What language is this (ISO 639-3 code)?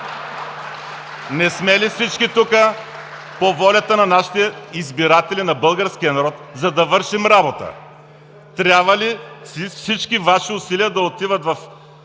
bul